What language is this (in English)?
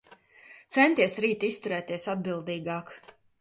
Latvian